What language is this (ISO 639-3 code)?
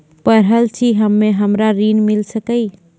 mai